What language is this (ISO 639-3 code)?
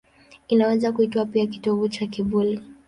swa